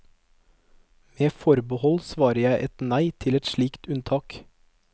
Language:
Norwegian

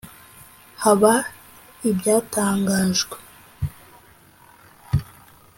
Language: Kinyarwanda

